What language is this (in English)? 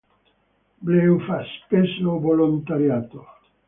Italian